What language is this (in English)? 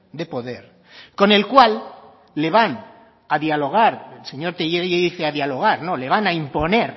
Spanish